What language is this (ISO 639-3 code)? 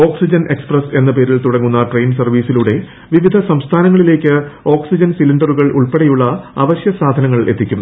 mal